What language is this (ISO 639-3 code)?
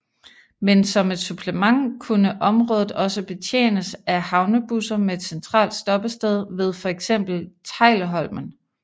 dan